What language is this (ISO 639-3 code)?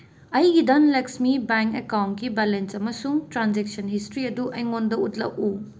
mni